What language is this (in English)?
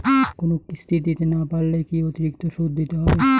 Bangla